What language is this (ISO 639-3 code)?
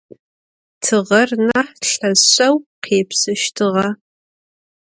ady